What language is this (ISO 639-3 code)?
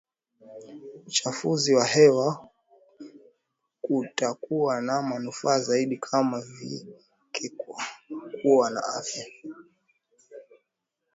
swa